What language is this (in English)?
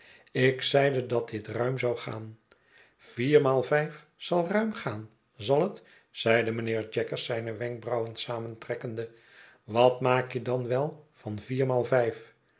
Dutch